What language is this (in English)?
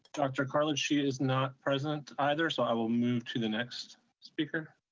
English